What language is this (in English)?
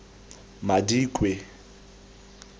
Tswana